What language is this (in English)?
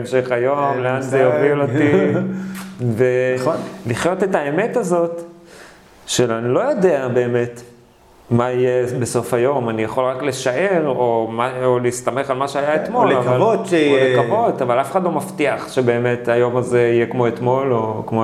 Hebrew